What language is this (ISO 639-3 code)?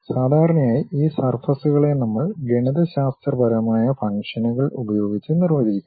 mal